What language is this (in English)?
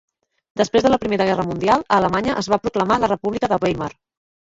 Catalan